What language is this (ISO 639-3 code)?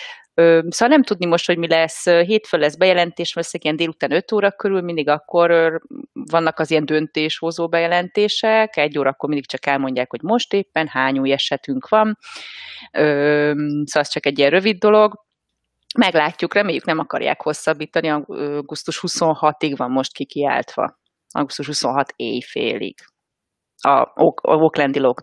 hun